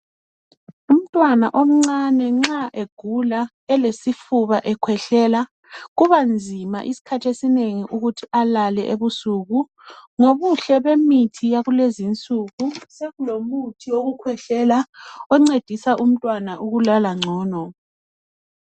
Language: North Ndebele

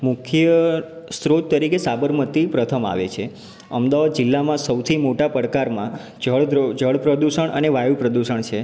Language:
Gujarati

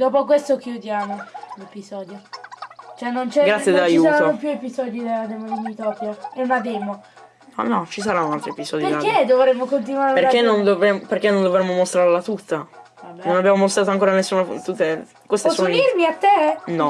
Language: Italian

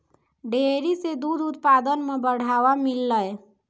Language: Maithili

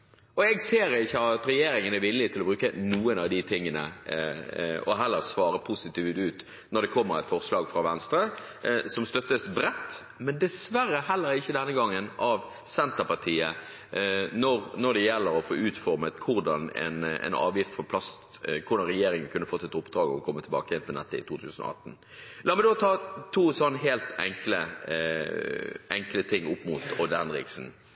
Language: Norwegian Bokmål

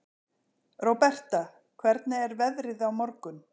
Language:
Icelandic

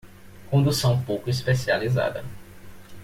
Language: Portuguese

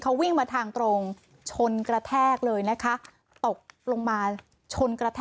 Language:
Thai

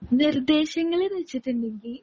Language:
Malayalam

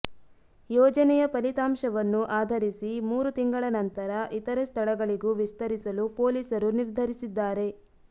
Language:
Kannada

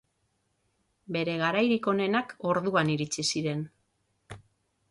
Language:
Basque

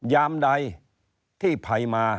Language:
Thai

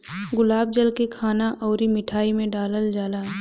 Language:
Bhojpuri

